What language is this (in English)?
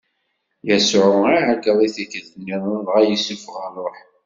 Kabyle